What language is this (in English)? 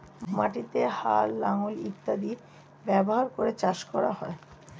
Bangla